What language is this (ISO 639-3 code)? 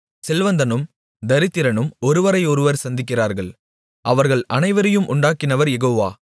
tam